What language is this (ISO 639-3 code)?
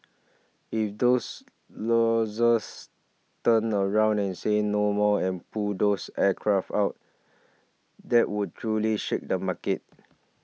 eng